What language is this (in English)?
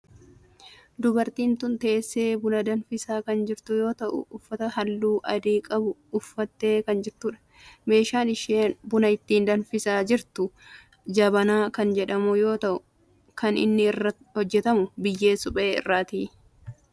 Oromo